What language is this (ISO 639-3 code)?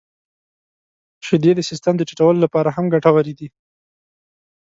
pus